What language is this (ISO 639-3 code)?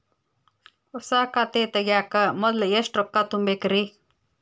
kan